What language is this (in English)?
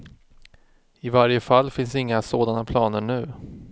Swedish